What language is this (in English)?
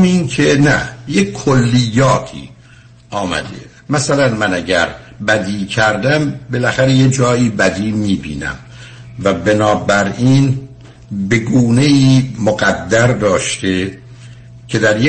Persian